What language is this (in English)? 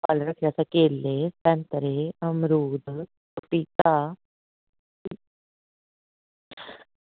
Dogri